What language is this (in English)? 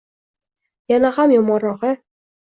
Uzbek